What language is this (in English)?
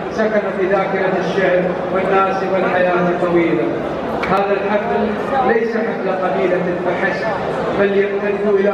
Arabic